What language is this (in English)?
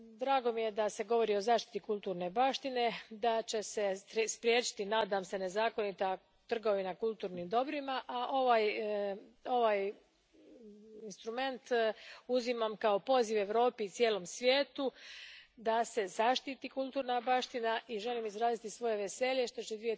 Croatian